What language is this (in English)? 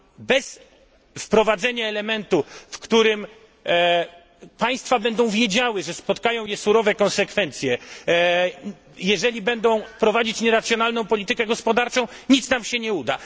Polish